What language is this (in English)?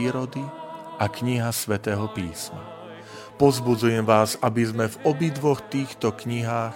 Slovak